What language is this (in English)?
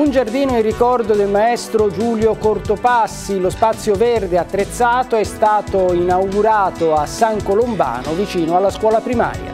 Italian